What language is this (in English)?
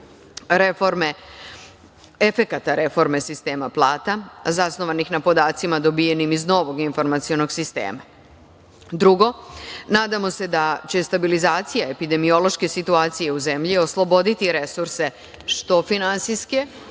Serbian